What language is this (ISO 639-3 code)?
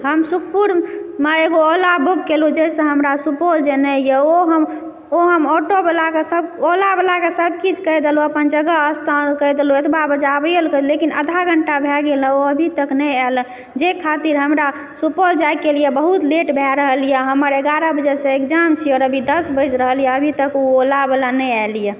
mai